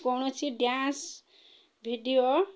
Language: Odia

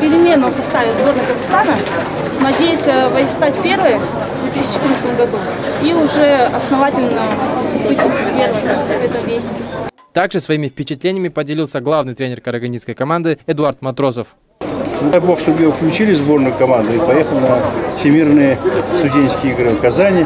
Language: Russian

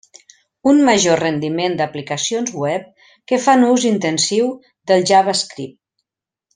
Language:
Catalan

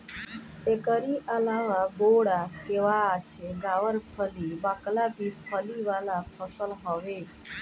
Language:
Bhojpuri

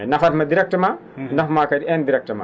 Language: Fula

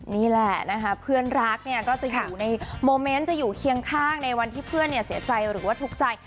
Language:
Thai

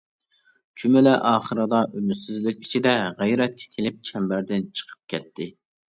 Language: Uyghur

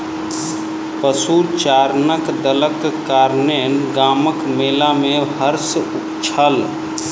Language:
Maithili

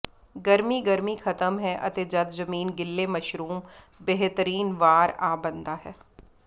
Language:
Punjabi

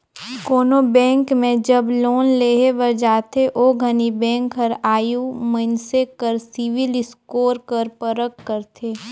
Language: Chhattisgarhi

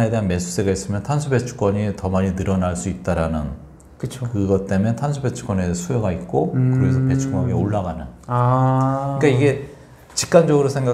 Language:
Korean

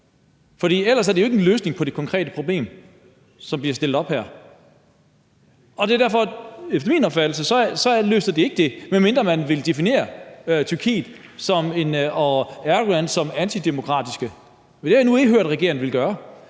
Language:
Danish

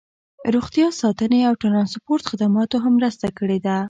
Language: Pashto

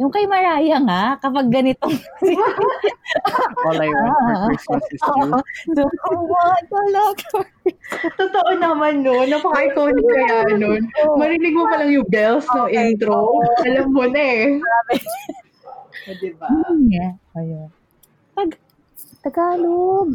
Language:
Filipino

